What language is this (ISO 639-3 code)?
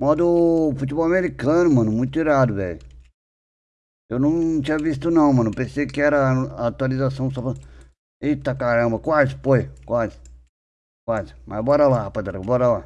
por